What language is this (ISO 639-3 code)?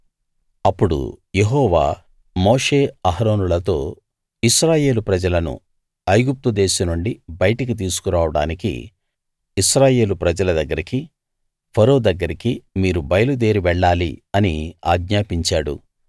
tel